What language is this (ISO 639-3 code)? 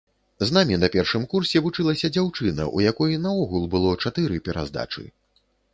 bel